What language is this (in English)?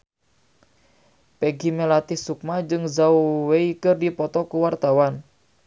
Sundanese